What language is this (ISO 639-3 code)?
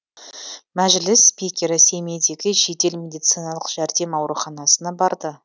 kaz